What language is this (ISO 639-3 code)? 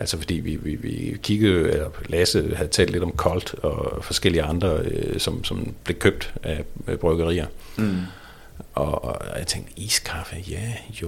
dan